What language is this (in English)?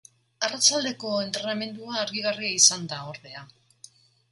Basque